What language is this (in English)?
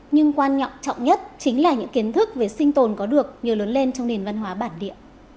Vietnamese